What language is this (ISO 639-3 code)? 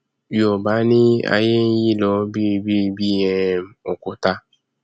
yor